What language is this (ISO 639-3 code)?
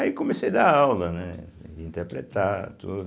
por